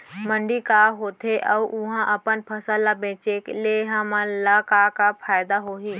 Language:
Chhattisgarhi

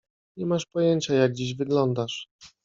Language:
Polish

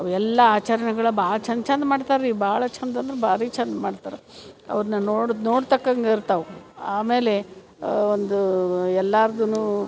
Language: Kannada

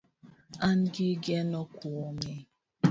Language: Luo (Kenya and Tanzania)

